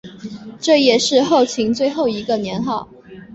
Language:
Chinese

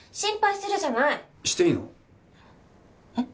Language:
Japanese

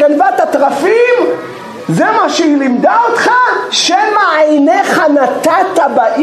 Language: Hebrew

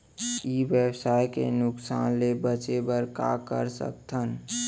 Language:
Chhattisgarhi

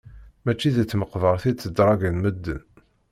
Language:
Kabyle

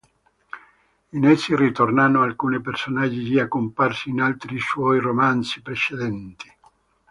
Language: Italian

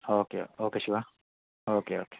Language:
Telugu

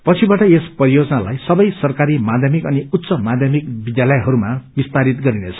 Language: Nepali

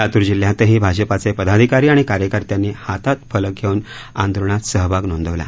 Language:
Marathi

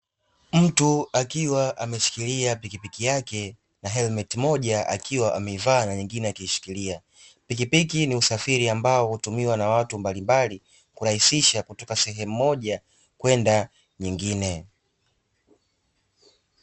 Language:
Swahili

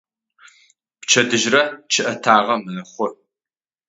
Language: Adyghe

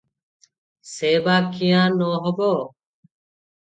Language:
Odia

